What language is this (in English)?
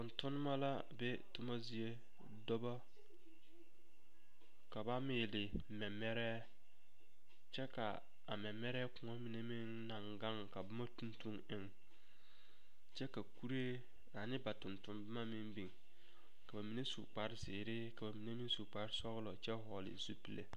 Southern Dagaare